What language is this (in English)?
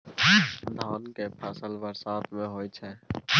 Maithili